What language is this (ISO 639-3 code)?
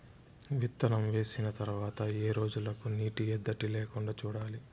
tel